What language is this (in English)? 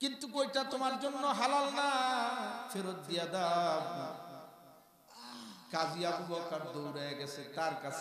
Arabic